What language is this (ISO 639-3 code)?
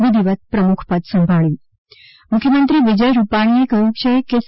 guj